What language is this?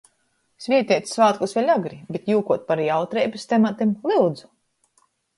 Latgalian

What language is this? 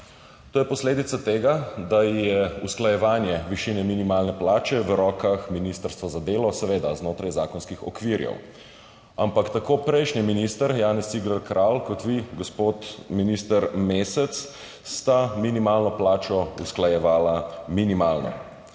Slovenian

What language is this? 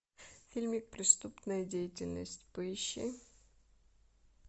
Russian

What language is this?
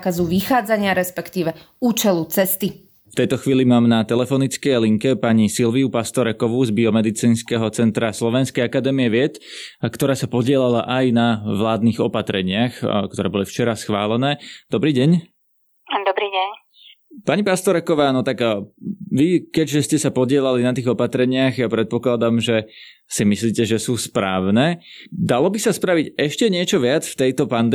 Slovak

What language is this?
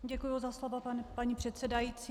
Czech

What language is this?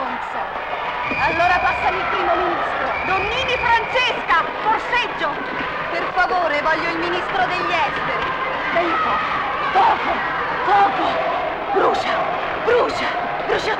Italian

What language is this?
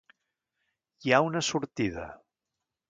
Catalan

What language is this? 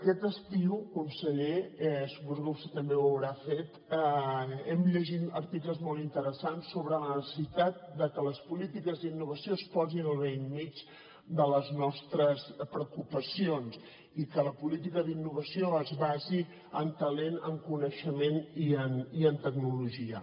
Catalan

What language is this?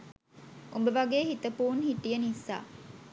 Sinhala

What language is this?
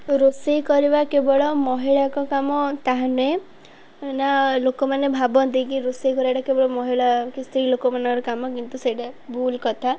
Odia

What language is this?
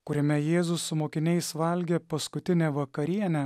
Lithuanian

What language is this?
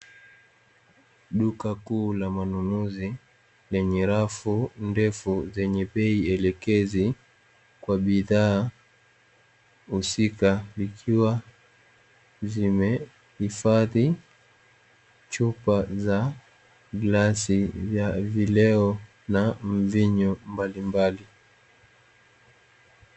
Swahili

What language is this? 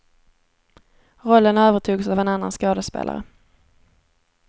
Swedish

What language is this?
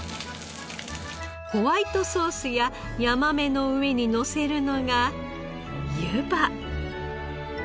Japanese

